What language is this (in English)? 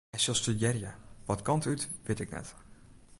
Western Frisian